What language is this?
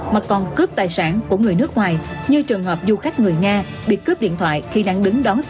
Vietnamese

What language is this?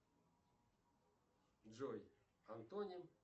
Russian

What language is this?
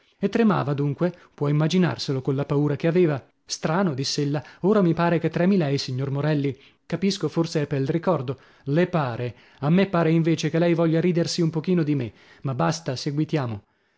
Italian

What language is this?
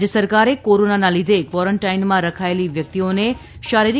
Gujarati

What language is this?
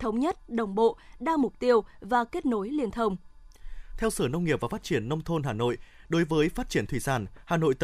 Vietnamese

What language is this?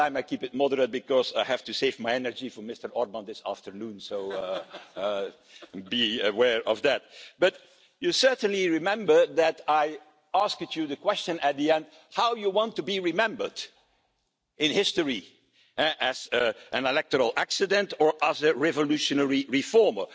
English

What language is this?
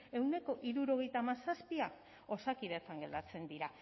Basque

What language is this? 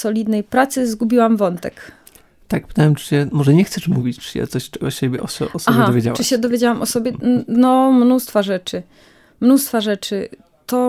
Polish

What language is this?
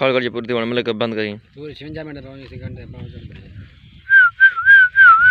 Thai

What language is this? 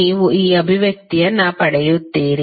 Kannada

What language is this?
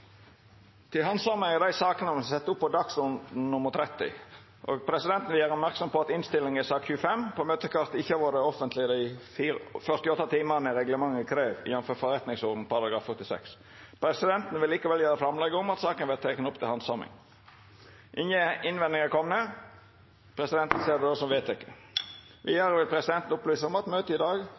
Norwegian Nynorsk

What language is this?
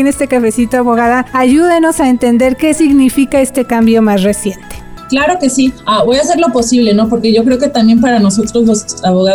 Spanish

